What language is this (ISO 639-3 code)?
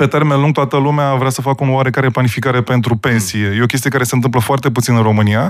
ron